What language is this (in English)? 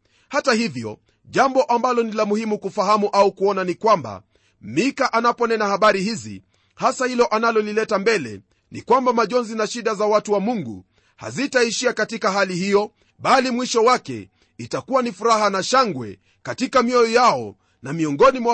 Swahili